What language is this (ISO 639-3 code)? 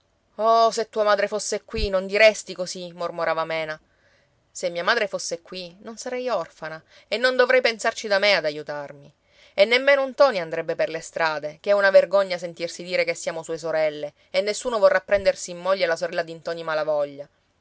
ita